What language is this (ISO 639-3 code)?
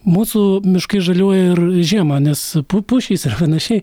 lit